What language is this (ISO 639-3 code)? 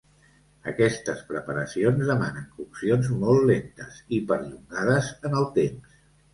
cat